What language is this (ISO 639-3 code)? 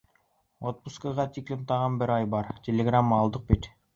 bak